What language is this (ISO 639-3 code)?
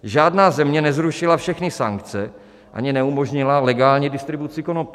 ces